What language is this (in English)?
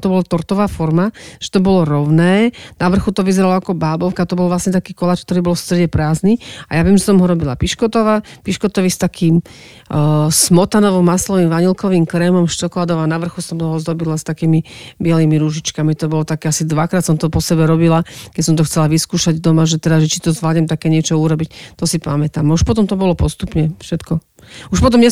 Slovak